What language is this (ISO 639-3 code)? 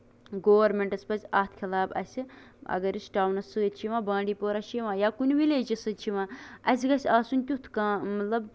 kas